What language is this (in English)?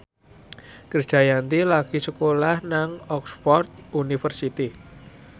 Javanese